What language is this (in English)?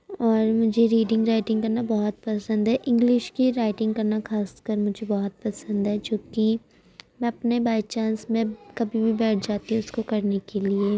Urdu